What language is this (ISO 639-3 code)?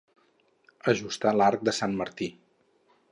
cat